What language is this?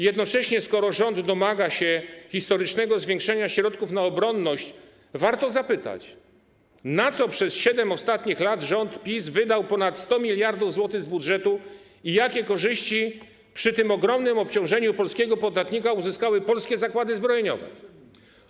Polish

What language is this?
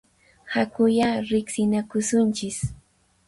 Puno Quechua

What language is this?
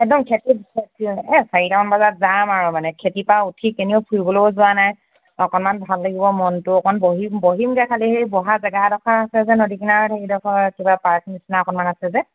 Assamese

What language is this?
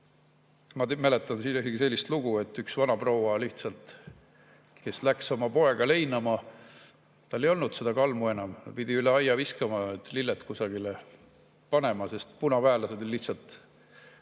Estonian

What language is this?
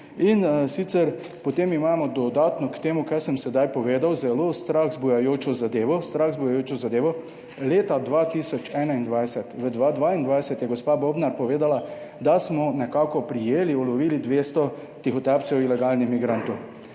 Slovenian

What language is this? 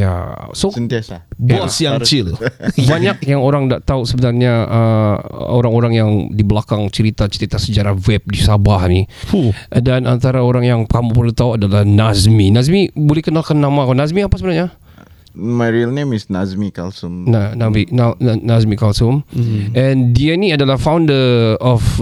Malay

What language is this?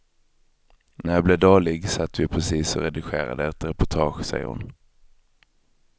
Swedish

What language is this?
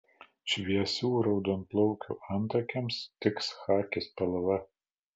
Lithuanian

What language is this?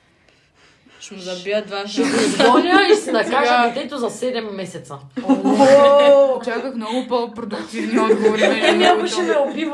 Bulgarian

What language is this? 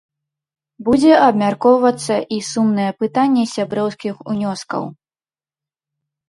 Belarusian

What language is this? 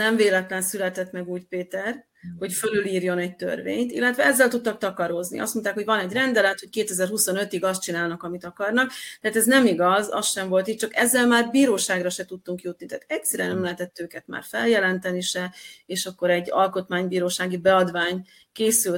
Hungarian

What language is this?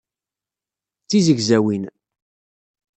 Kabyle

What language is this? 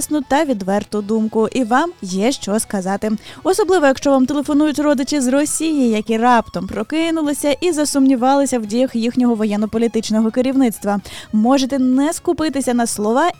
Ukrainian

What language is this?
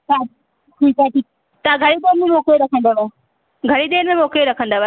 Sindhi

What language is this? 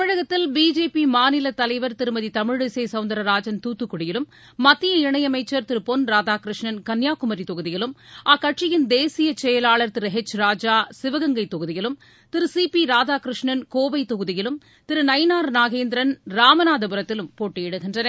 Tamil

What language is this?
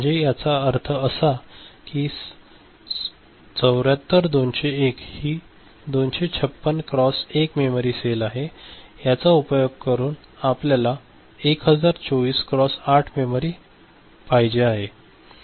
Marathi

